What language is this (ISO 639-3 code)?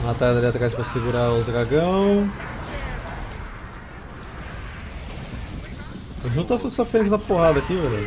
por